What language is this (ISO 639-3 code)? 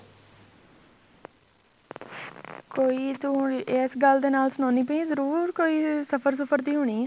pan